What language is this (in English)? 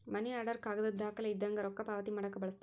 Kannada